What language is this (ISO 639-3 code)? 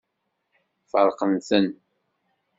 kab